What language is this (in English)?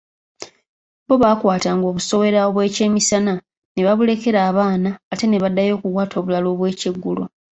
Ganda